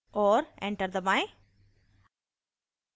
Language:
Hindi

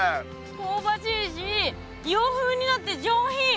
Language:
Japanese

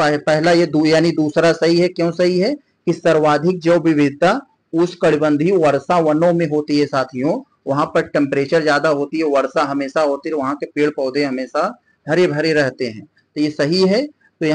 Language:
Hindi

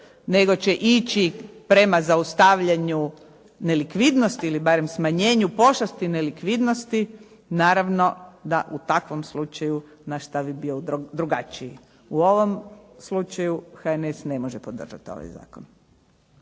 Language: Croatian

